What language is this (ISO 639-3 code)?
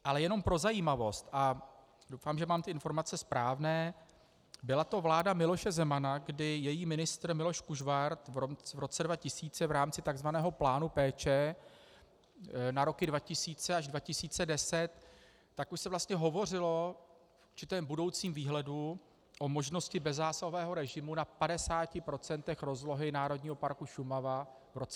ces